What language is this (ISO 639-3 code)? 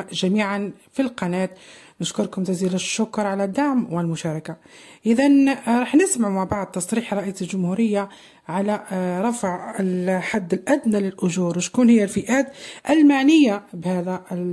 ara